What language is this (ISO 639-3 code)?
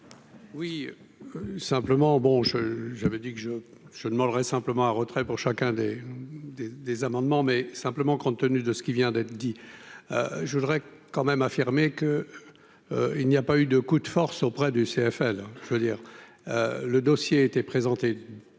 fra